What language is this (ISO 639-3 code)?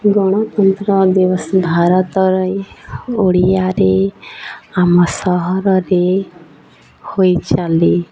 ori